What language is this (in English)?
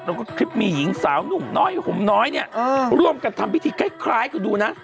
Thai